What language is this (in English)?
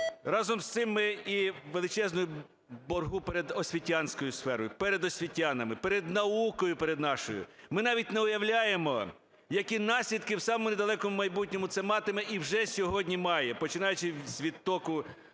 Ukrainian